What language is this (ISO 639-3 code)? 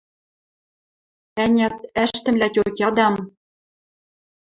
mrj